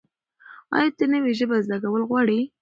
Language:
Pashto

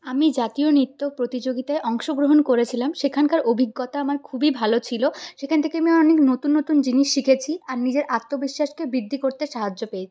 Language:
Bangla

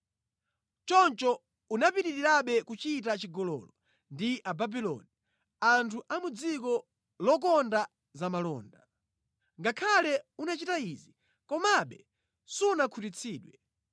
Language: Nyanja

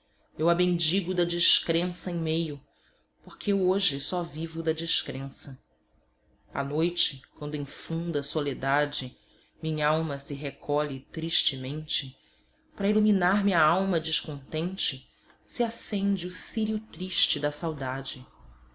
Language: Portuguese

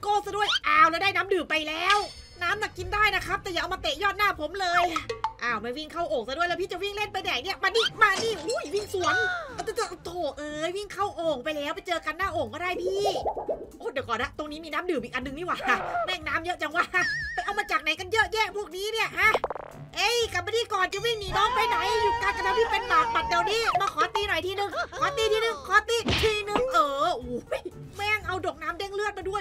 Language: Thai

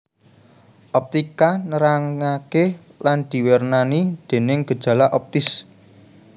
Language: Javanese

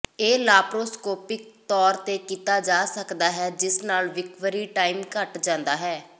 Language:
Punjabi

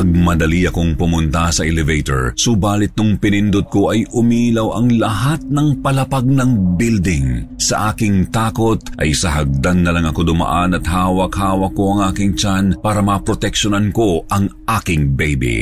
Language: Filipino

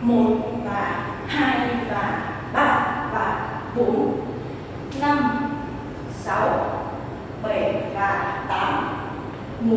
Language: Vietnamese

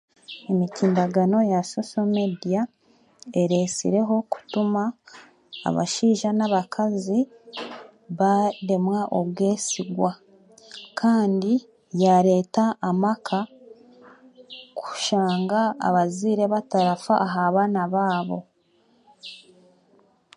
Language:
Chiga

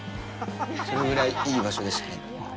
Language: Japanese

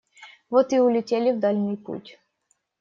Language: Russian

